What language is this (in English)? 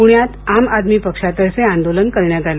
Marathi